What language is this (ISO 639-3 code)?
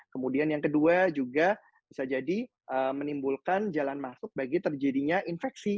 ind